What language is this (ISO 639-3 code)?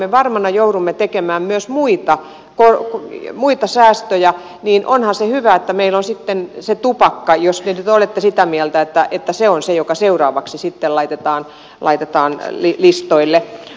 fin